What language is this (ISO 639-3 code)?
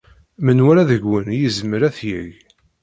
kab